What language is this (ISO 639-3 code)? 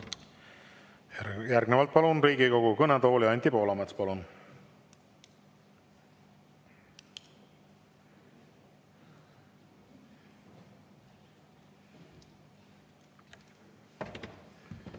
est